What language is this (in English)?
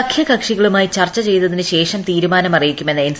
Malayalam